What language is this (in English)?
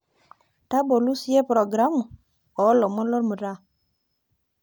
Masai